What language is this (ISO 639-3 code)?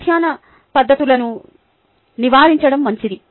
tel